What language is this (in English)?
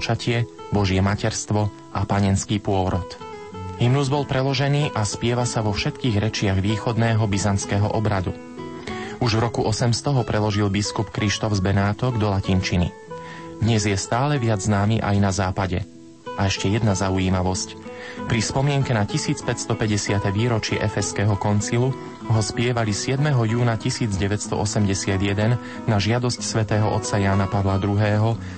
Slovak